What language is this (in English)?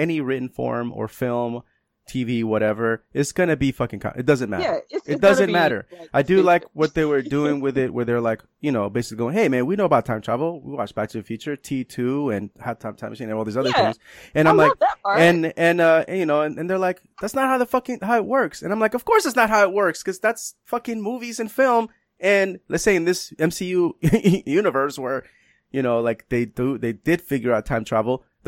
English